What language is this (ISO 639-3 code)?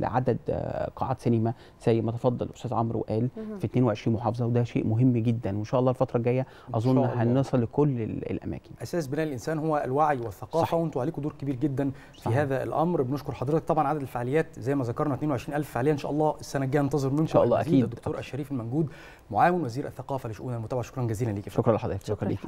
ara